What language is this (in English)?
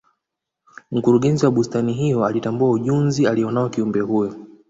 Swahili